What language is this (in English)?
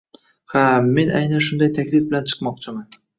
Uzbek